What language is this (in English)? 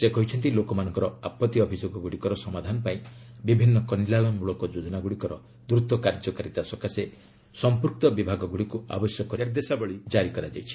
Odia